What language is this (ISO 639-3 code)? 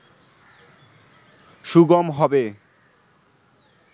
ben